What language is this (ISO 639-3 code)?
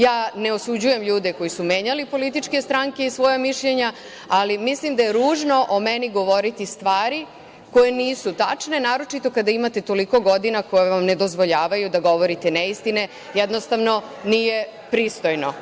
srp